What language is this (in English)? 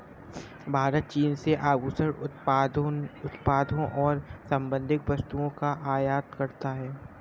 Hindi